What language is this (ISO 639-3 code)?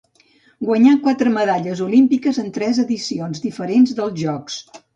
cat